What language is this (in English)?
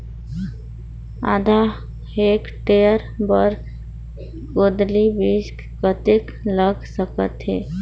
Chhattisgarhi